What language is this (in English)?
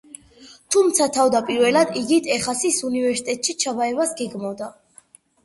Georgian